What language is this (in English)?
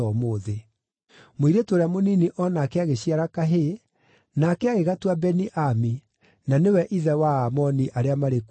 Kikuyu